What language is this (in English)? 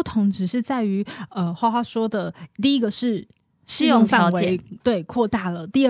Chinese